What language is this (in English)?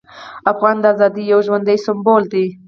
Pashto